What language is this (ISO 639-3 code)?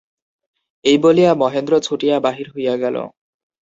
ben